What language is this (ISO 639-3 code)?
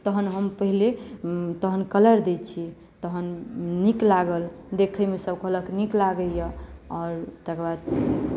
mai